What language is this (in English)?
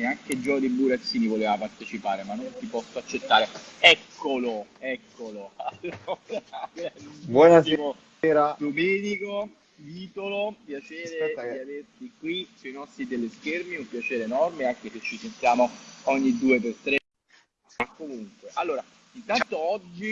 Italian